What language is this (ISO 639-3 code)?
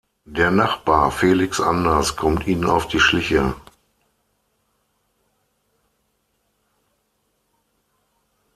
deu